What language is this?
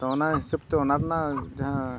Santali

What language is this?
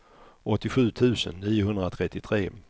Swedish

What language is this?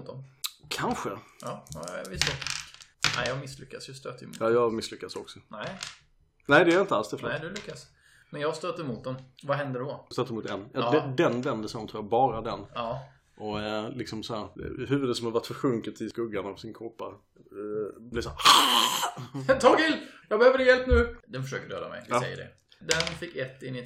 Swedish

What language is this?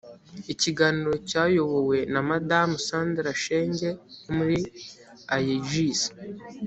Kinyarwanda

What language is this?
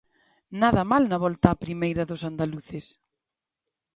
Galician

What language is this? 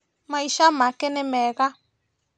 Kikuyu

